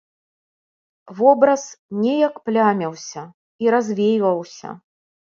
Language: Belarusian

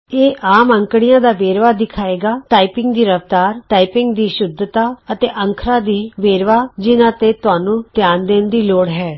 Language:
Punjabi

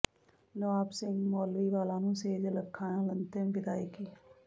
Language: Punjabi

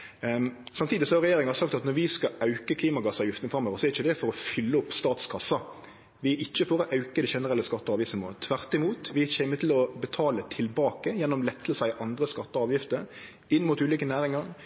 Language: Norwegian Nynorsk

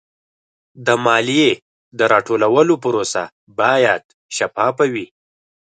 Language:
Pashto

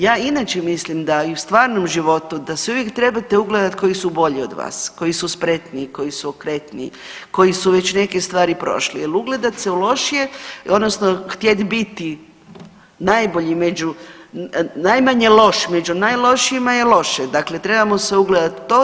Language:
Croatian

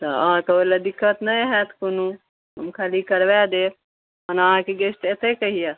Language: Maithili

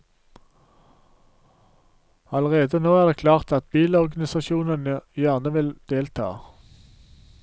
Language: Norwegian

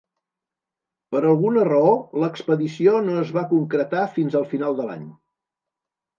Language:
Catalan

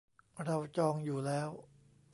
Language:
Thai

